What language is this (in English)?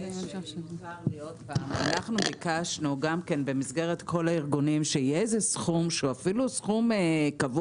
Hebrew